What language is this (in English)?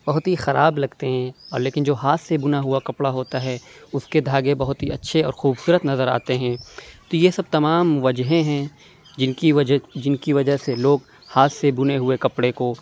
Urdu